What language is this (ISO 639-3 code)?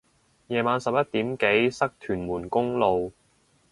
yue